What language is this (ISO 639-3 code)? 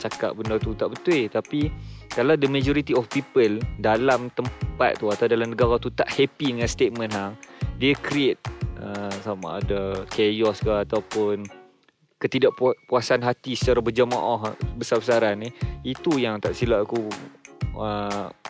msa